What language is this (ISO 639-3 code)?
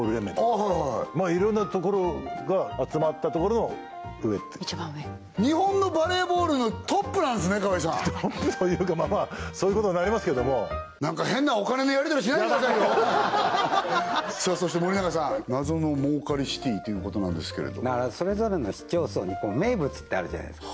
jpn